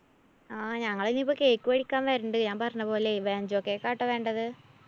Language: Malayalam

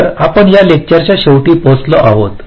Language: Marathi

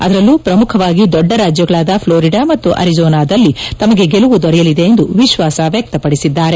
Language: Kannada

